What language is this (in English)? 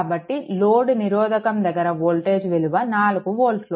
Telugu